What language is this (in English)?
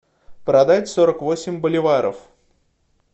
Russian